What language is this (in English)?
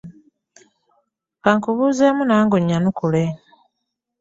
Ganda